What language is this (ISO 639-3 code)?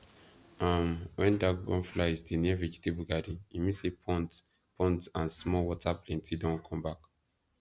pcm